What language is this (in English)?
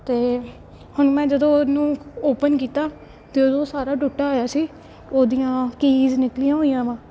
Punjabi